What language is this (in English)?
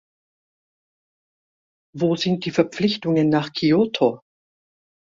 German